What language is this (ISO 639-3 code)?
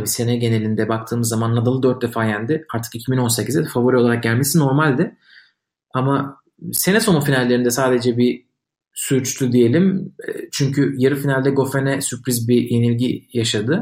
tur